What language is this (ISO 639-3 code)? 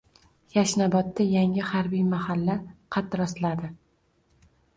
uzb